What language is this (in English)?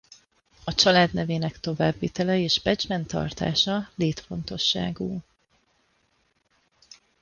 Hungarian